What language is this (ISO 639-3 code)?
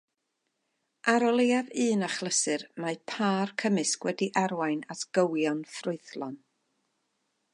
cym